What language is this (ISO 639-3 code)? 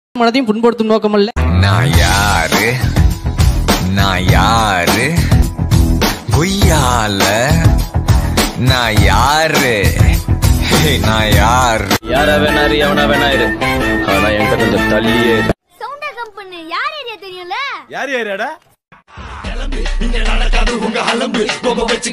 ron